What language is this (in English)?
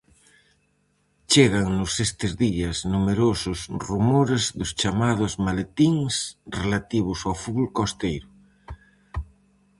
Galician